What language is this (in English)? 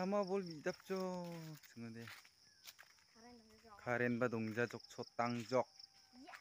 Korean